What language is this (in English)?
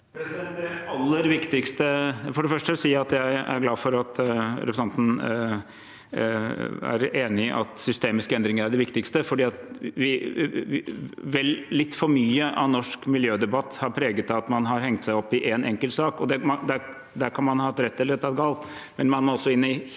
Norwegian